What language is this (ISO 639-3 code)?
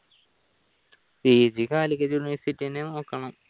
mal